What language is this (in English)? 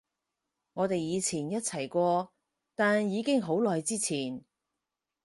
Cantonese